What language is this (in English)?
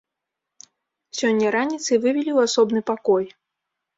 Belarusian